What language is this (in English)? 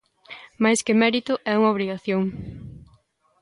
Galician